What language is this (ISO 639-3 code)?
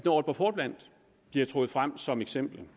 dan